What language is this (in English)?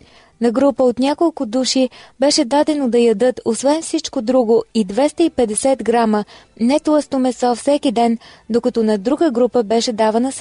Bulgarian